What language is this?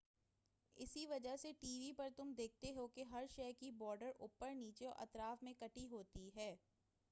Urdu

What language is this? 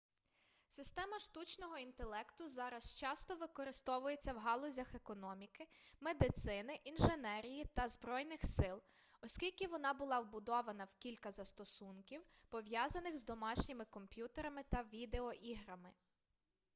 Ukrainian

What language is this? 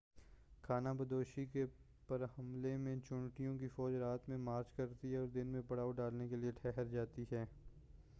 Urdu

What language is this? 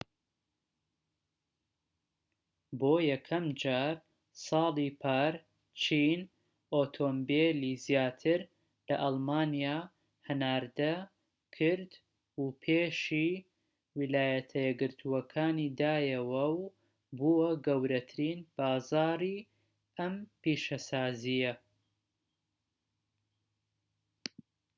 Central Kurdish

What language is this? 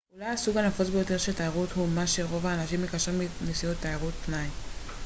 Hebrew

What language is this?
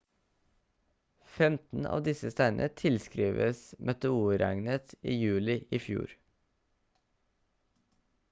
Norwegian Bokmål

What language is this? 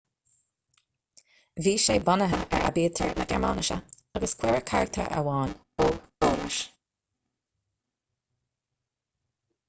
Irish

